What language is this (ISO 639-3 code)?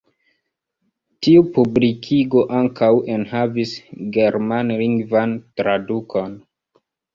epo